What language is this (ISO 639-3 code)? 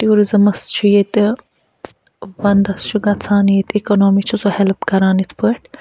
kas